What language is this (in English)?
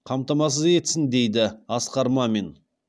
Kazakh